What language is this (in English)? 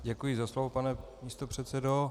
Czech